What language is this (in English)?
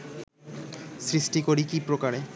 Bangla